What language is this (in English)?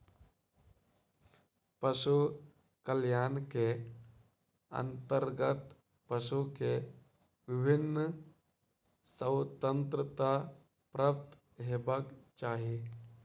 Maithili